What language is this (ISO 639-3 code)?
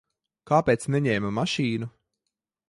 lav